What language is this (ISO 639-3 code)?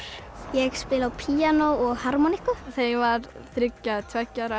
isl